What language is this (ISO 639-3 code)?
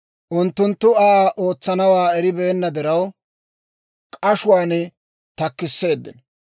dwr